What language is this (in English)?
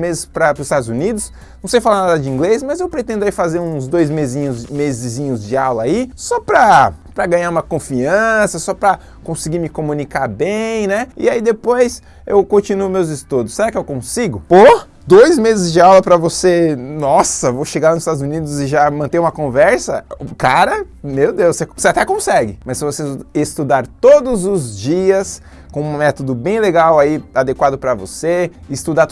Portuguese